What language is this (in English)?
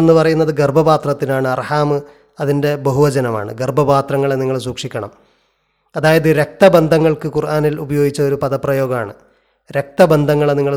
Malayalam